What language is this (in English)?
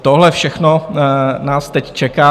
Czech